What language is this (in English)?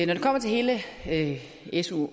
Danish